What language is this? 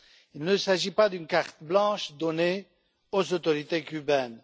French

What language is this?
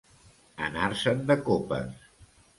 Catalan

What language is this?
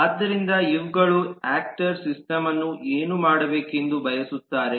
Kannada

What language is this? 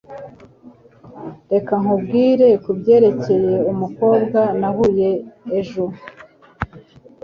Kinyarwanda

